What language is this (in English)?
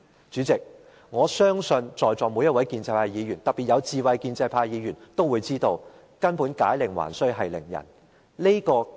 Cantonese